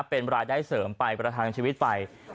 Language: Thai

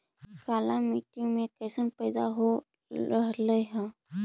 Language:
Magahi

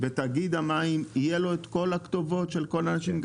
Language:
Hebrew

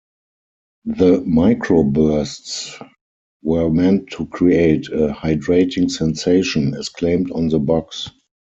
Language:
English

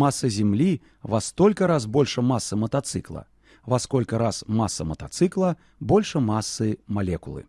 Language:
Russian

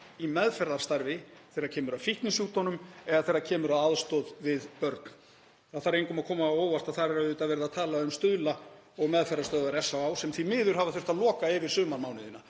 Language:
Icelandic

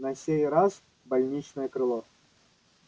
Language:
Russian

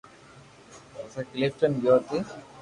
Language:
Loarki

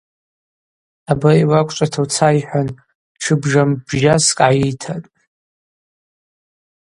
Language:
Abaza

